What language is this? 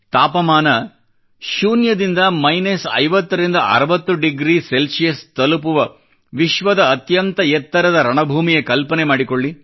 Kannada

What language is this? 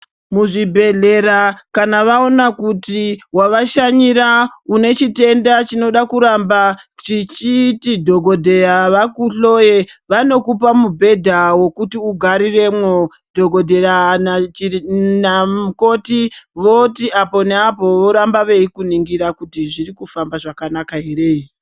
Ndau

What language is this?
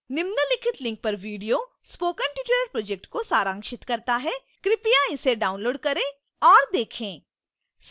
Hindi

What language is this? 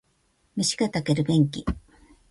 Japanese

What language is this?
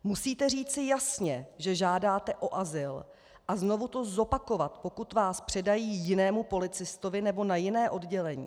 Czech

